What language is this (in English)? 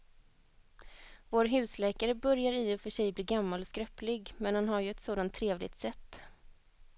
Swedish